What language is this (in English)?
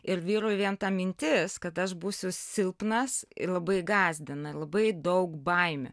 Lithuanian